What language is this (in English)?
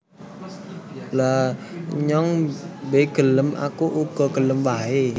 Javanese